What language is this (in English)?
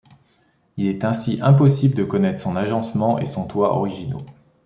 French